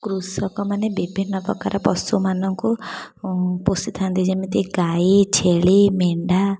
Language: Odia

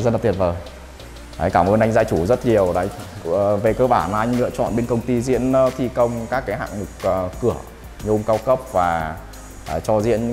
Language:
Vietnamese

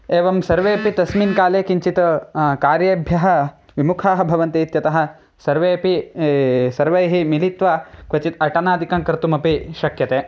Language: Sanskrit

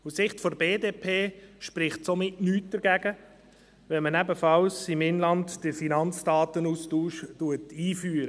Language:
Swiss German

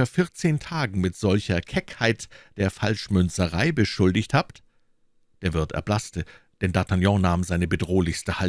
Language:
German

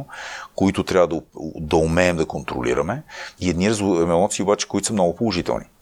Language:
Bulgarian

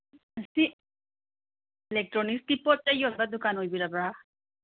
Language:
Manipuri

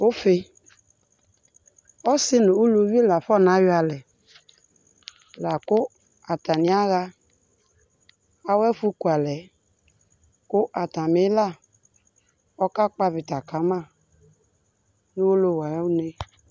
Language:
Ikposo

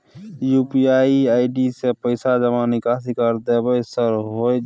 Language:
Maithili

